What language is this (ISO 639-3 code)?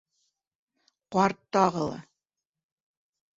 bak